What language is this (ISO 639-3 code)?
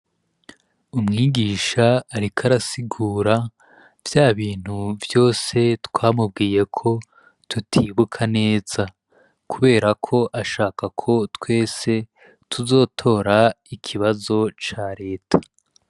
run